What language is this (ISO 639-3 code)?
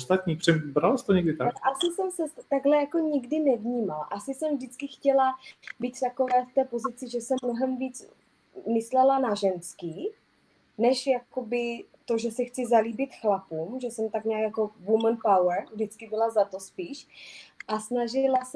ces